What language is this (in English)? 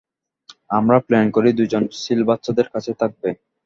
Bangla